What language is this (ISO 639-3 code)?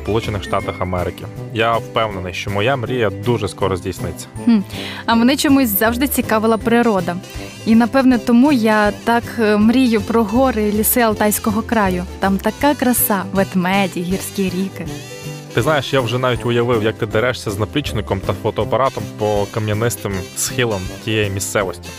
ukr